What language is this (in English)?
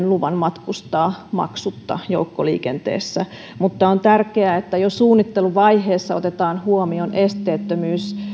Finnish